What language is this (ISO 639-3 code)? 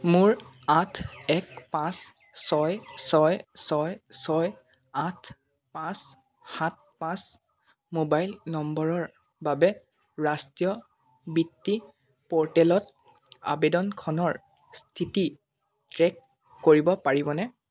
asm